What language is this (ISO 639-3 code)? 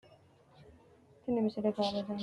sid